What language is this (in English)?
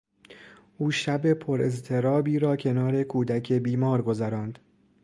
Persian